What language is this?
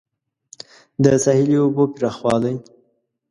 Pashto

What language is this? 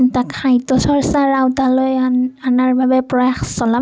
Assamese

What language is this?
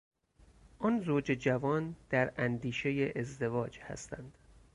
Persian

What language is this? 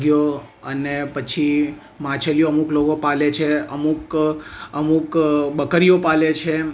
Gujarati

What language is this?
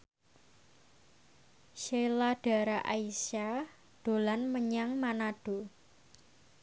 Javanese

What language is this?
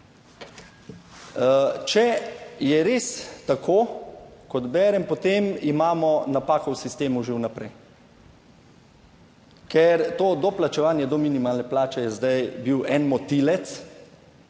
Slovenian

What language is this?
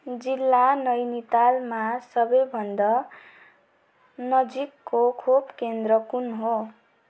Nepali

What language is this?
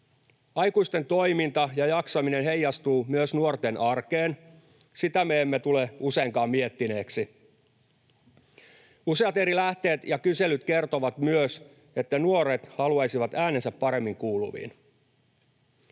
Finnish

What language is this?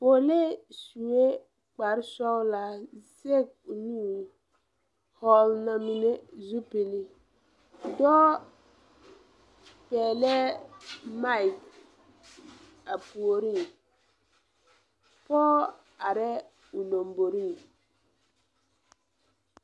Southern Dagaare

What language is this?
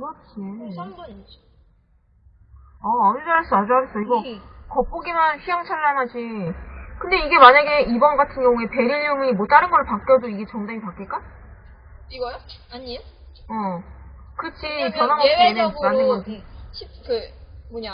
Korean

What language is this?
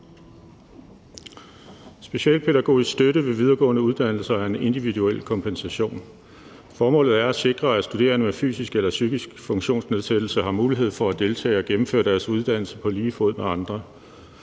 Danish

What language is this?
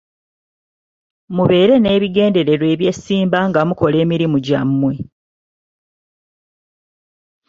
Ganda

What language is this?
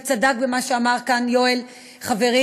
Hebrew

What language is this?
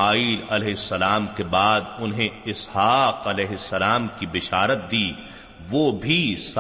Urdu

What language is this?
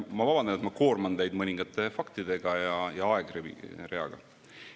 Estonian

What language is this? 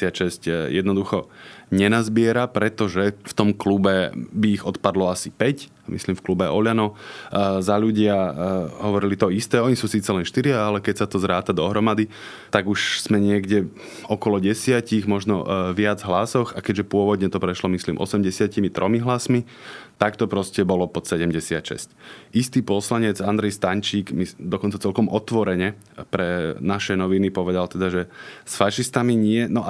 Slovak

